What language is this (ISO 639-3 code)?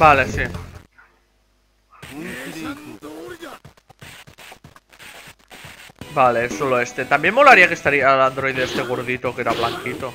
spa